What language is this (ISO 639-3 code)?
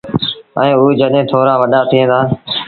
sbn